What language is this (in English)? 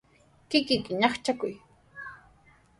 Sihuas Ancash Quechua